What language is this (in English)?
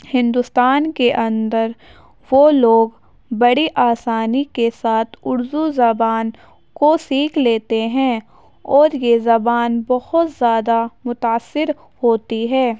Urdu